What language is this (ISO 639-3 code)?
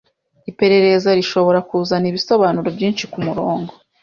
kin